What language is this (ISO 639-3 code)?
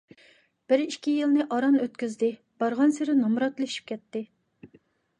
uig